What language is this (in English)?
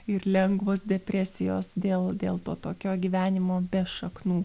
Lithuanian